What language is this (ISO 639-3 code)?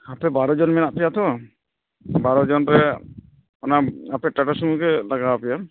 sat